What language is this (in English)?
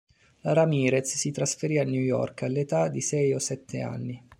Italian